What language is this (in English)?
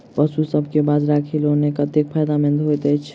Maithili